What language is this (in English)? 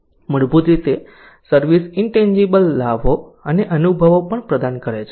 Gujarati